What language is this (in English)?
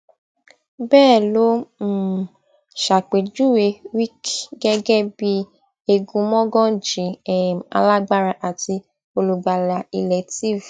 Yoruba